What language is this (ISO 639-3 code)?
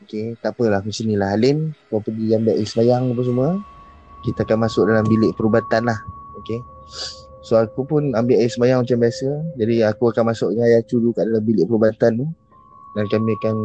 msa